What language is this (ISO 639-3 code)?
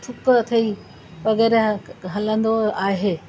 snd